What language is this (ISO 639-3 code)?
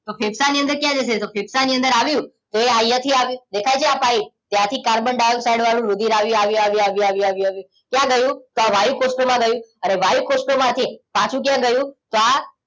guj